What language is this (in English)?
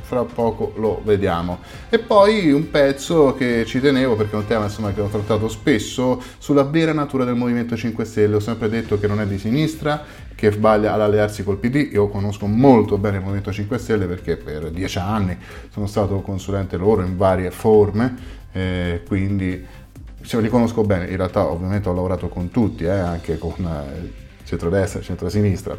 Italian